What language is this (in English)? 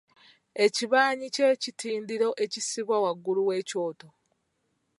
Ganda